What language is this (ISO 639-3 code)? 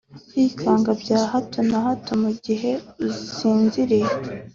kin